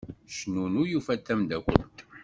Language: Kabyle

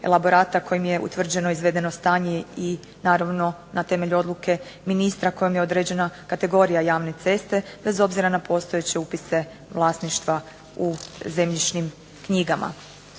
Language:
Croatian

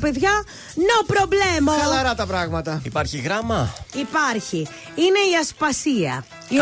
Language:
Greek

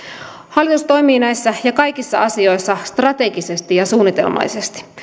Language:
Finnish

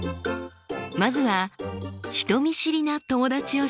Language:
Japanese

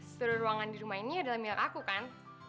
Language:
Indonesian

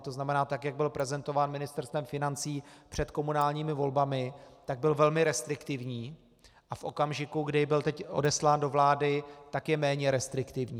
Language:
Czech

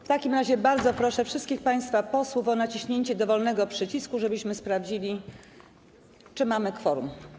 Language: Polish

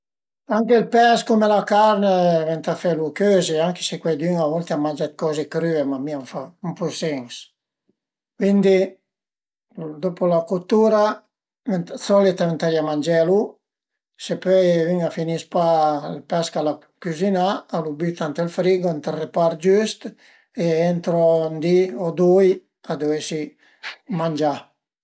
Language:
Piedmontese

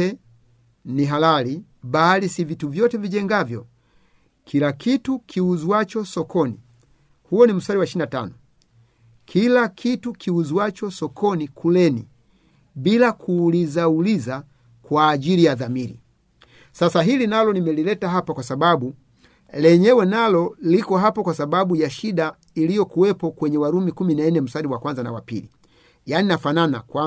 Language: Swahili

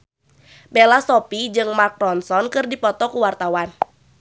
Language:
Sundanese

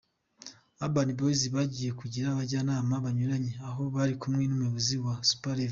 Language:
Kinyarwanda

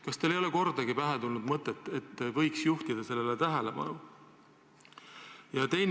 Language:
Estonian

